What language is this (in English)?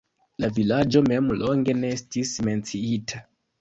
Esperanto